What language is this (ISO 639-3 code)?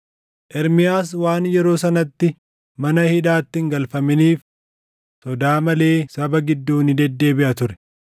orm